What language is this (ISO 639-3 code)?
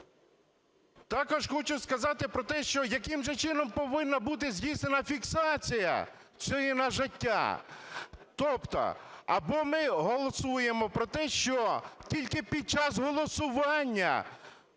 ukr